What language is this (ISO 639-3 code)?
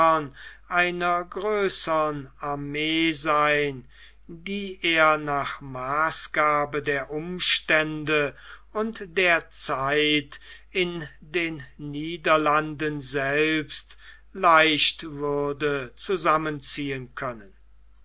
deu